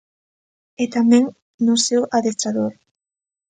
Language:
Galician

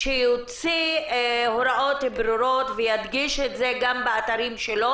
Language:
Hebrew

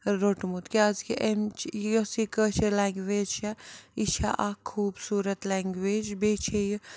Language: Kashmiri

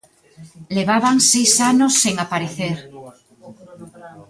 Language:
Galician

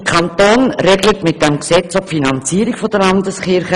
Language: Swiss German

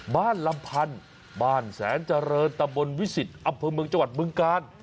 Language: Thai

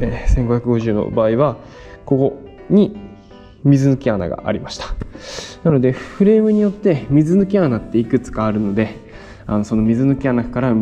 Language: Japanese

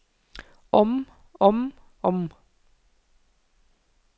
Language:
Norwegian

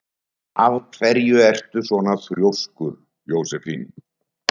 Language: Icelandic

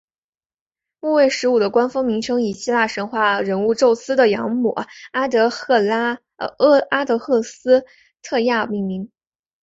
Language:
Chinese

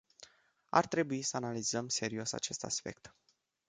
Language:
Romanian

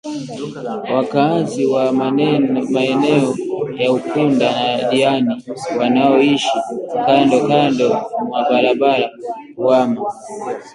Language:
Swahili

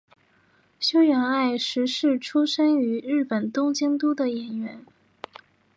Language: Chinese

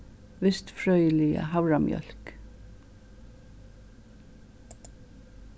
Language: Faroese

